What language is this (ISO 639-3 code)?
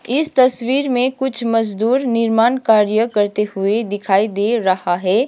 hin